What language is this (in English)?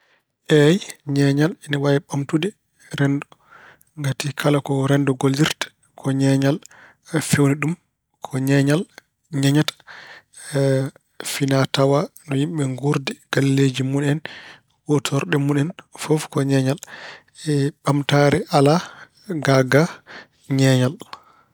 Fula